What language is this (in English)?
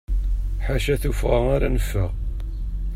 Kabyle